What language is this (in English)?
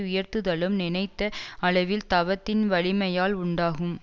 Tamil